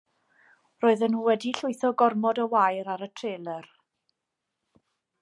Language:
Welsh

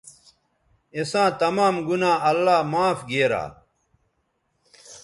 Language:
Bateri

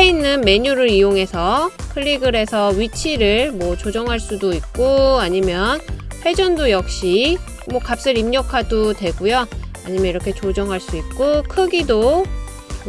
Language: Korean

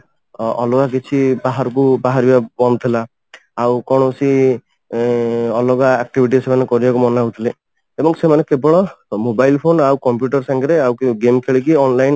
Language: Odia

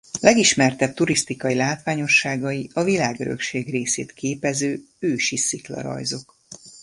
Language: Hungarian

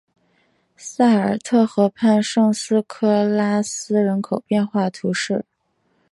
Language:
Chinese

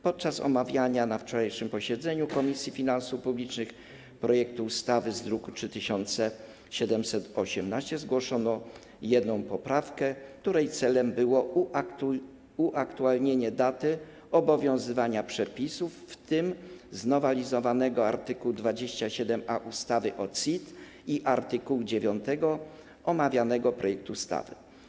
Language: Polish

